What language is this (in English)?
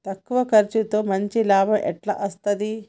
Telugu